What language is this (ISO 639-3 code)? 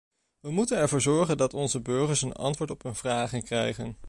nld